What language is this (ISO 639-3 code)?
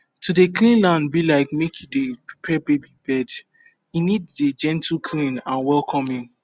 pcm